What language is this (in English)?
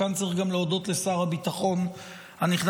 Hebrew